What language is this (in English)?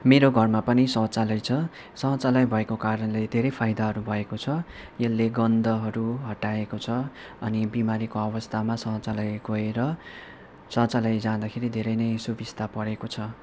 Nepali